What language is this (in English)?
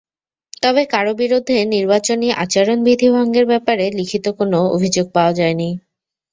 Bangla